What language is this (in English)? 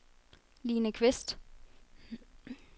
Danish